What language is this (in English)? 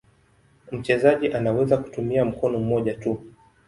Swahili